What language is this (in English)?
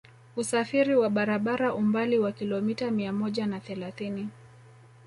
Swahili